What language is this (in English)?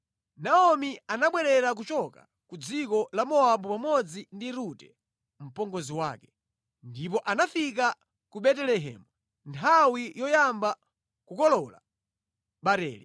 Nyanja